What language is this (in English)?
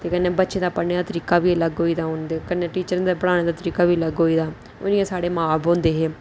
Dogri